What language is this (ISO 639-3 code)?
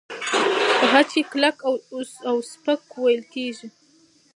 pus